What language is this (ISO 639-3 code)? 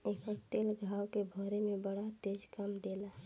bho